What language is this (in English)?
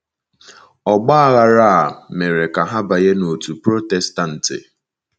Igbo